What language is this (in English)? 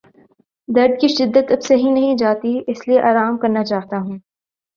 Urdu